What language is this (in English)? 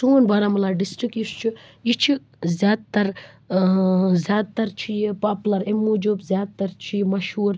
Kashmiri